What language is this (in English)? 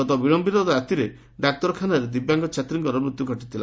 Odia